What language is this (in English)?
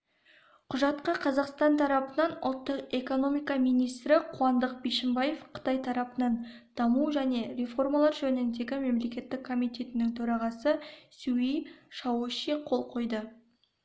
Kazakh